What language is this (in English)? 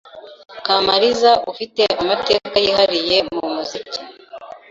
Kinyarwanda